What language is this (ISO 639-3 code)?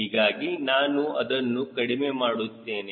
kan